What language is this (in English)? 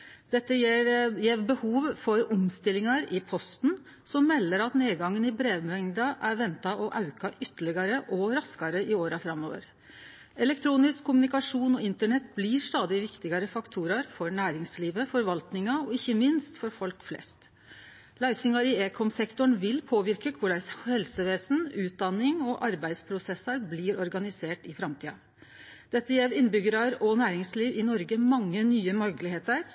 Norwegian Bokmål